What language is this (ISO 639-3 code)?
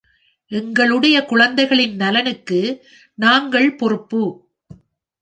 tam